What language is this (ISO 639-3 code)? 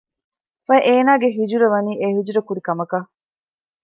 div